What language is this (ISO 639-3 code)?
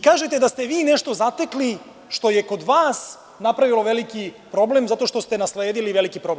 srp